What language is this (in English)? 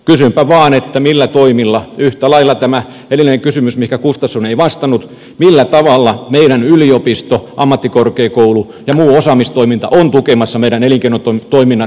Finnish